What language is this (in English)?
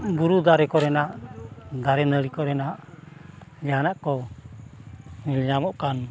Santali